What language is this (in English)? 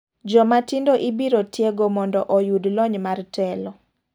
Luo (Kenya and Tanzania)